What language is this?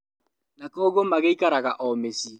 Kikuyu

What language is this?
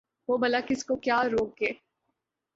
Urdu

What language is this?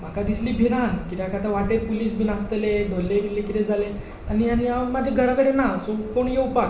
Konkani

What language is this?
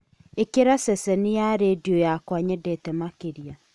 Kikuyu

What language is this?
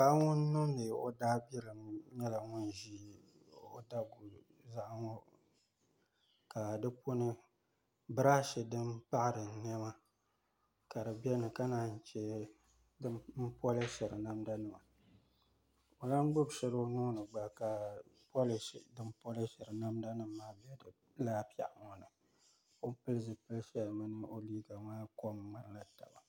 Dagbani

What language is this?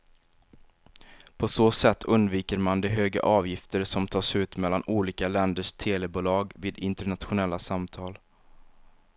Swedish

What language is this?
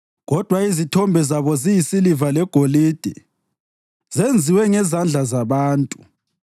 North Ndebele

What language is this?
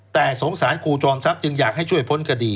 Thai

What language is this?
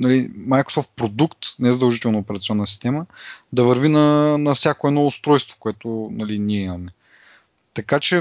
Bulgarian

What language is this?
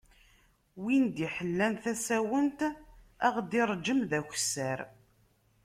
Kabyle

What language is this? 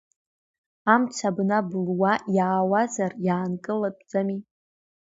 Abkhazian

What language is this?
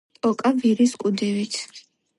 Georgian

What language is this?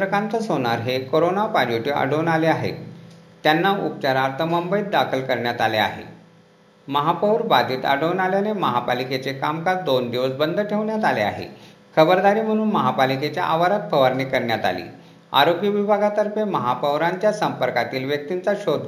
Marathi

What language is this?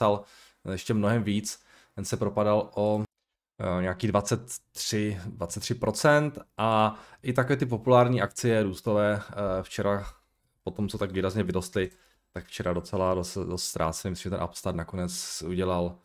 Czech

